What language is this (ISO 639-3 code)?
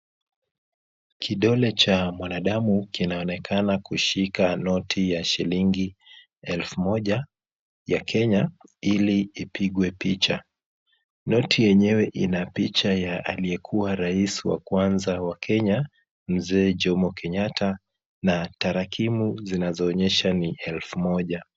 swa